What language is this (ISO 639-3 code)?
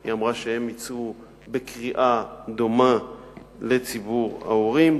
heb